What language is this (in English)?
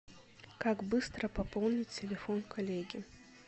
Russian